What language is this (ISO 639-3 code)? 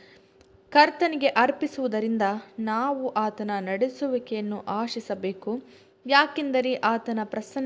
kan